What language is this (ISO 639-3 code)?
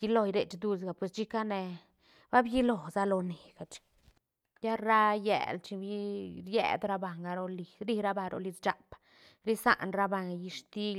ztn